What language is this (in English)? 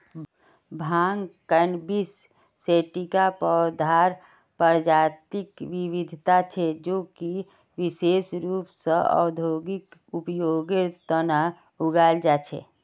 Magahi